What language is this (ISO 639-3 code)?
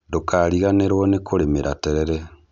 kik